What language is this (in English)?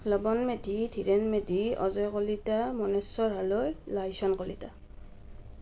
Assamese